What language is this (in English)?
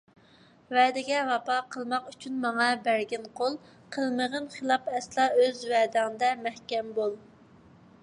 Uyghur